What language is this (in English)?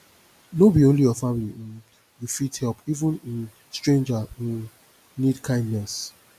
Nigerian Pidgin